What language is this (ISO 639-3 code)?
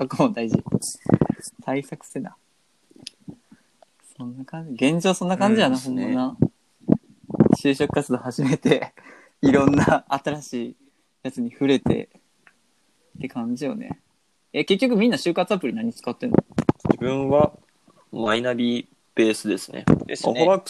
jpn